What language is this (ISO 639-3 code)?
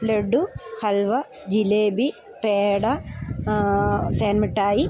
mal